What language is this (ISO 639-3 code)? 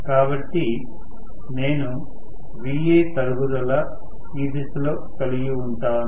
tel